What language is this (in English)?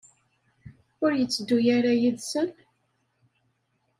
Kabyle